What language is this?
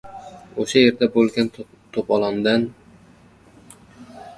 Uzbek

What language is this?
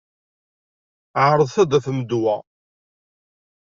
Kabyle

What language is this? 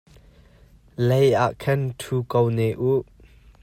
Hakha Chin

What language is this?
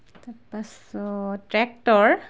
Assamese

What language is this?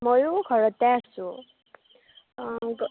Assamese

